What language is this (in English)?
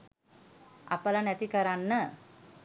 Sinhala